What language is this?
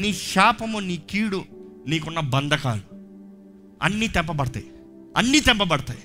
Telugu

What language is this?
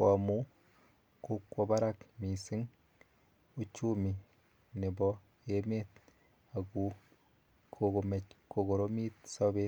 Kalenjin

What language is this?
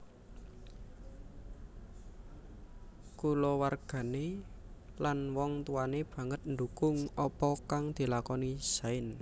Javanese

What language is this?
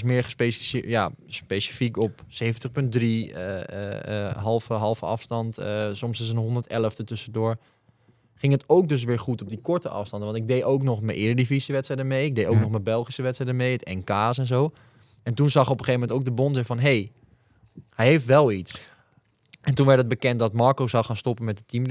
Dutch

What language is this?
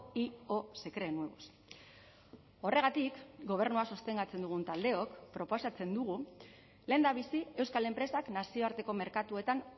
Basque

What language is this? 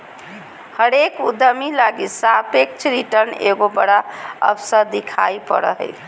Magahi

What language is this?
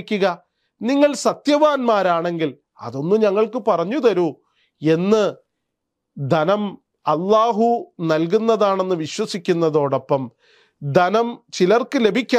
Arabic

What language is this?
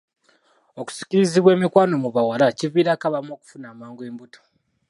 Ganda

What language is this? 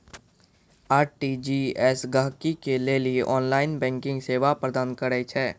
Maithili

